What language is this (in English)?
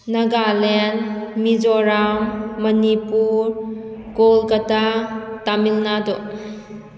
Manipuri